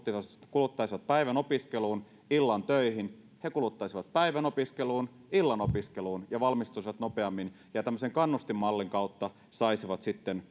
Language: Finnish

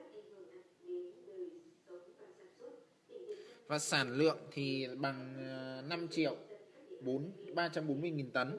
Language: Vietnamese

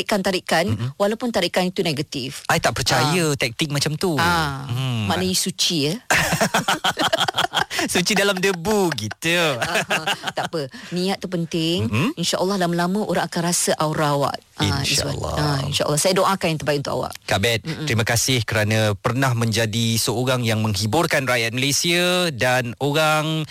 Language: Malay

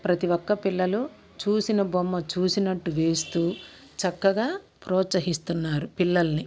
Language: Telugu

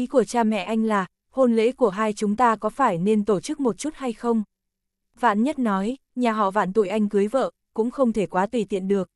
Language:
Vietnamese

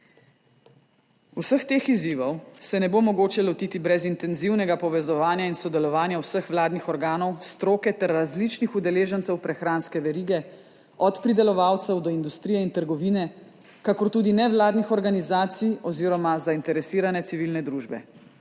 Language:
Slovenian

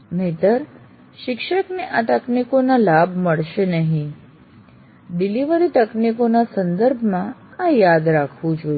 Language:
Gujarati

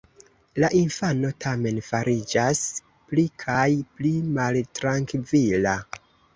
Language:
Esperanto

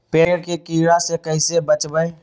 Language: Magahi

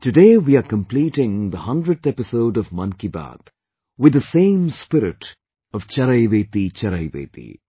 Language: English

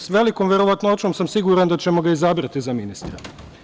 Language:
Serbian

